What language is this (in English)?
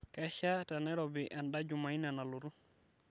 Masai